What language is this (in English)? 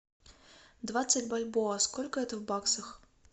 Russian